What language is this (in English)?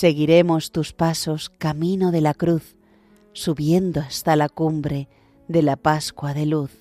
Spanish